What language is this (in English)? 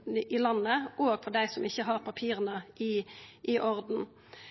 Norwegian Nynorsk